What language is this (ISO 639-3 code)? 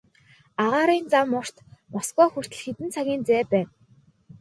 mon